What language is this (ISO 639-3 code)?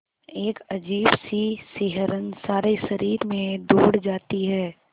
hin